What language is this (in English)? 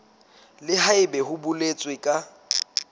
Southern Sotho